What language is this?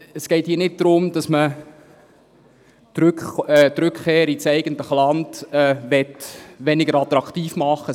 Swiss German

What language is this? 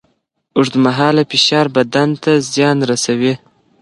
Pashto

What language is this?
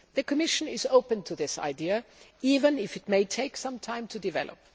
English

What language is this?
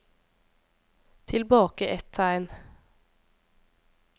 Norwegian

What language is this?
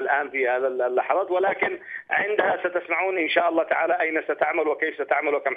Arabic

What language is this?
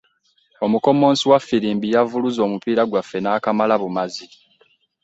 Ganda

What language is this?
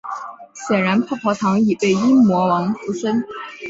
Chinese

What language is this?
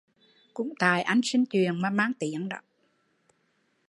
Vietnamese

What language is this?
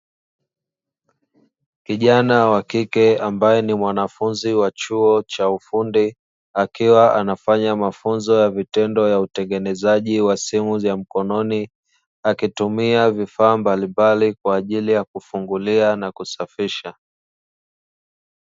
Swahili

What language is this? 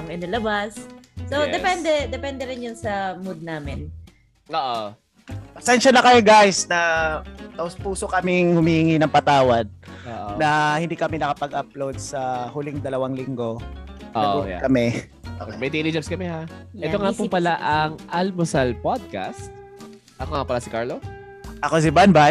Filipino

